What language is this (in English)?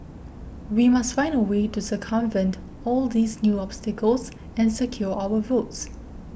English